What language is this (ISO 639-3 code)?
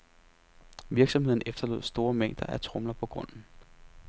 dan